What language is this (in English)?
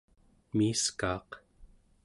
Central Yupik